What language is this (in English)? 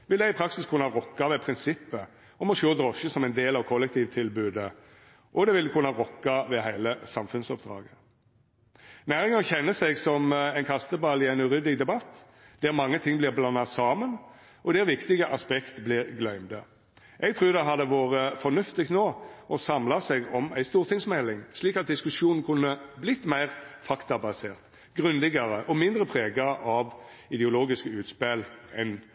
Norwegian Nynorsk